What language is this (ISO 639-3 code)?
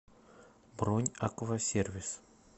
rus